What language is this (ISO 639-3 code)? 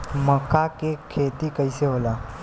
bho